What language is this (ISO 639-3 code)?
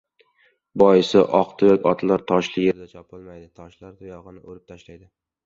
uzb